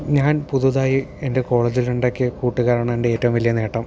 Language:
Malayalam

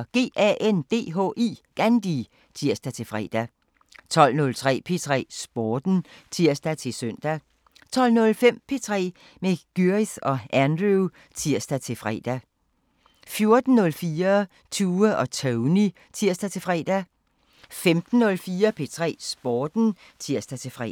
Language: Danish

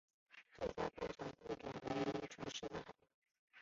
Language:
Chinese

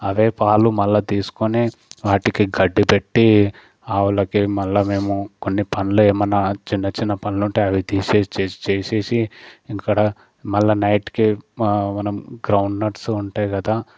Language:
Telugu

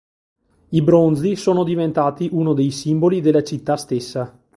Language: Italian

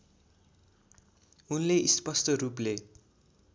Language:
Nepali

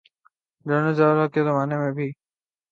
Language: Urdu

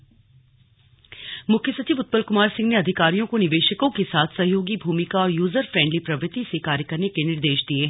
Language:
Hindi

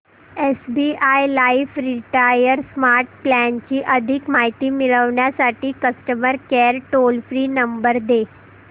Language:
Marathi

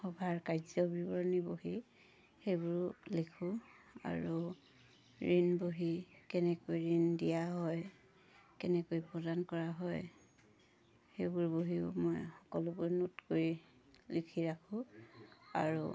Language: Assamese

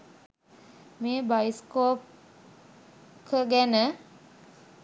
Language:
Sinhala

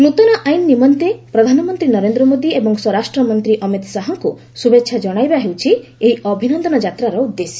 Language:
Odia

